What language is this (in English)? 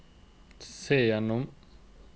Norwegian